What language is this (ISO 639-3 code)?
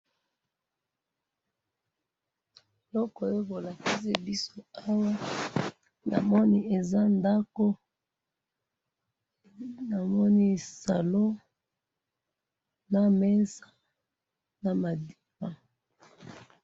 lin